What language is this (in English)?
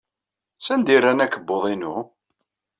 Kabyle